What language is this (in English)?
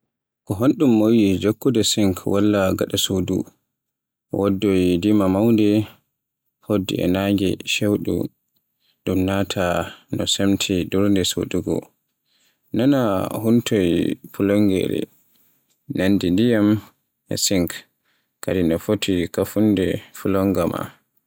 Borgu Fulfulde